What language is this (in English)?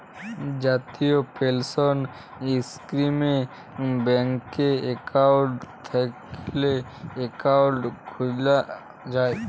Bangla